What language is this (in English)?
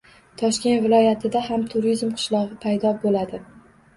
Uzbek